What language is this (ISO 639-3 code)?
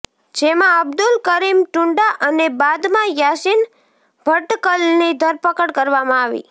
guj